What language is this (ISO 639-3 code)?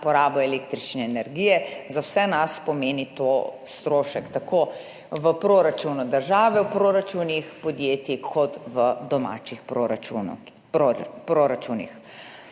slv